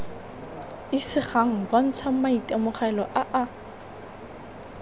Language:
Tswana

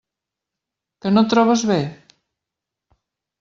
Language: Catalan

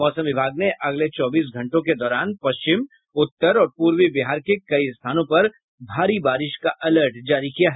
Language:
Hindi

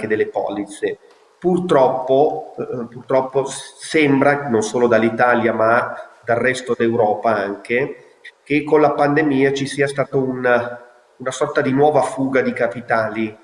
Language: Italian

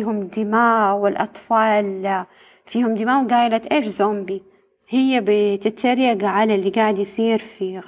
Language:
Arabic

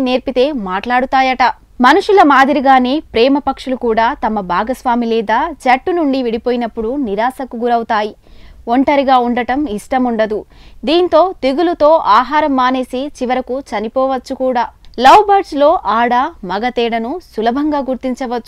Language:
Telugu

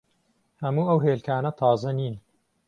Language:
Central Kurdish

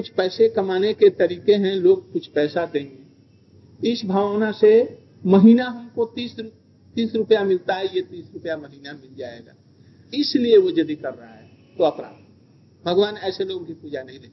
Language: Hindi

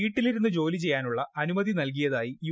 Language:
Malayalam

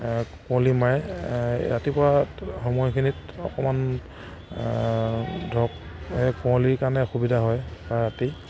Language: Assamese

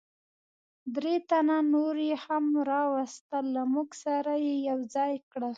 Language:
Pashto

